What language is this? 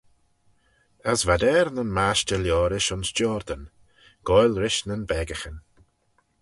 Manx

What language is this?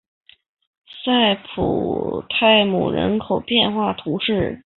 Chinese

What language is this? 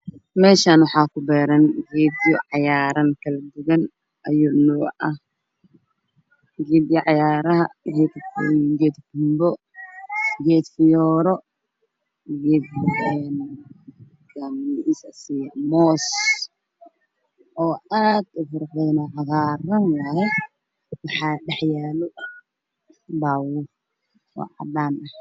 Somali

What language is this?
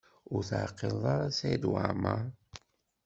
Kabyle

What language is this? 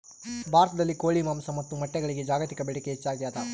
Kannada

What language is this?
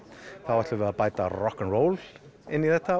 Icelandic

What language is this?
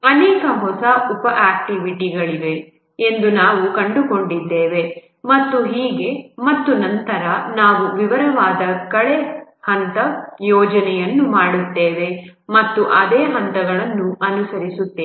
Kannada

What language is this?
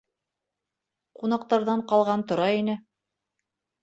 Bashkir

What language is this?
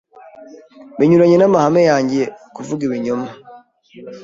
Kinyarwanda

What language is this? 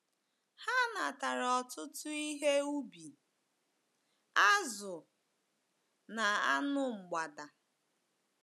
Igbo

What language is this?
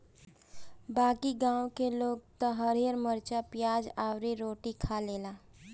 Bhojpuri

